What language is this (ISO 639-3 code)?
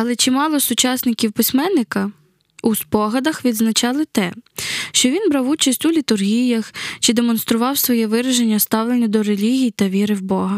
ukr